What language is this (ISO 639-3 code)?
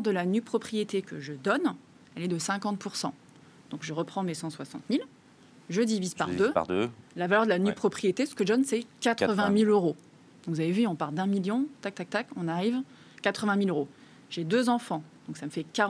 fra